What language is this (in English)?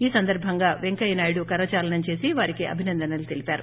Telugu